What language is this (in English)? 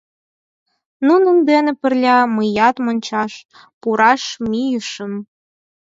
Mari